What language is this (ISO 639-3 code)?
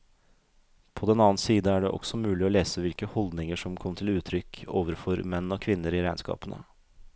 nor